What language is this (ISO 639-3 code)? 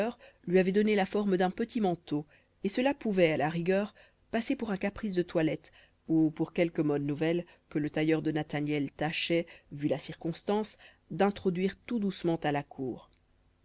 fra